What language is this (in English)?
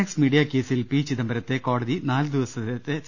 Malayalam